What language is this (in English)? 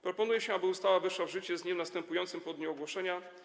Polish